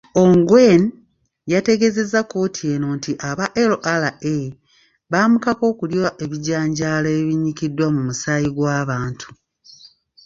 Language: Ganda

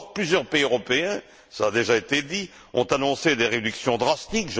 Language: French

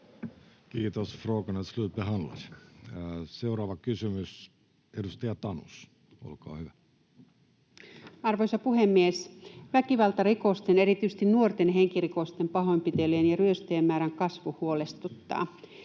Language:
Finnish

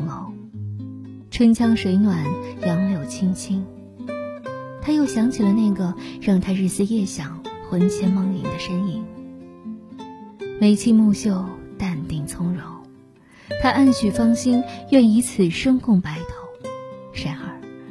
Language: Chinese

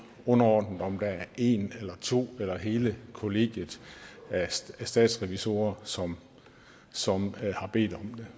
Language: Danish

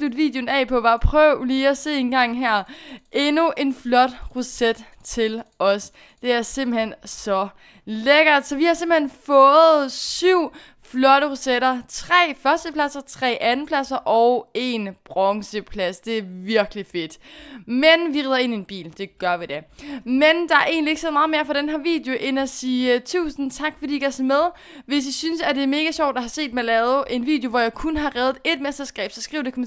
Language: Danish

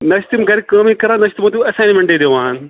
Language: Kashmiri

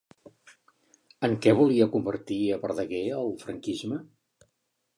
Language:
Catalan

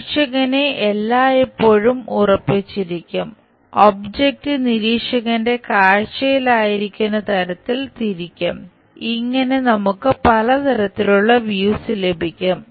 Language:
Malayalam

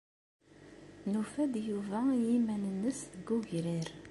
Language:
Kabyle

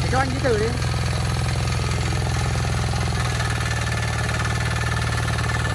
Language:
Vietnamese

